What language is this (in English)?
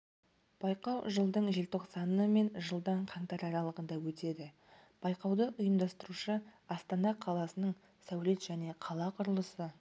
Kazakh